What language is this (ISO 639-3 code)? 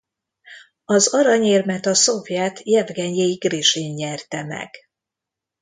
hun